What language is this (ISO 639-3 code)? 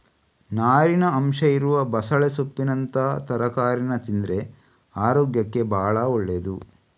kan